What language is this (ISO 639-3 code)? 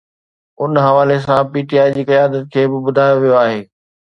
snd